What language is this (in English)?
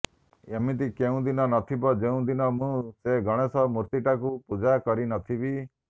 Odia